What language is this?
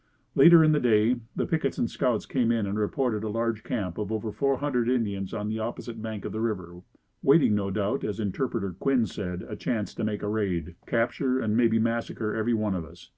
English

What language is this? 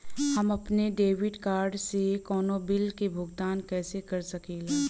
Bhojpuri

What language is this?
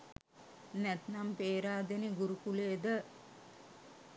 Sinhala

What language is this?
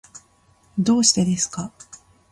Japanese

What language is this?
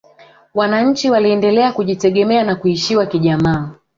Swahili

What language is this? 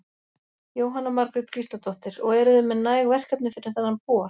Icelandic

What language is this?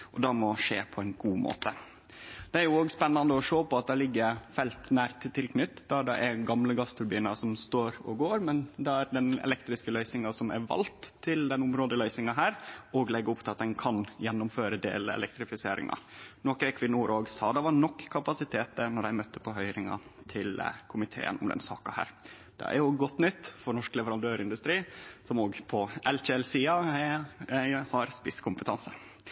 Norwegian Nynorsk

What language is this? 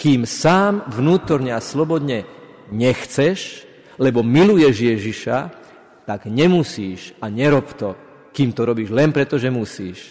Slovak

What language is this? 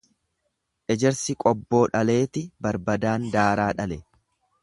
Oromo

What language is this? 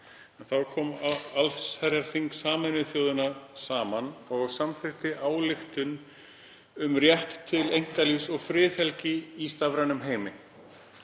Icelandic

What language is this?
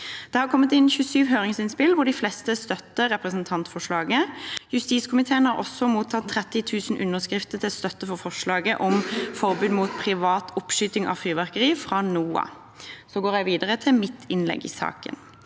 Norwegian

